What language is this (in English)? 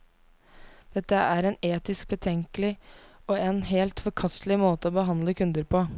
Norwegian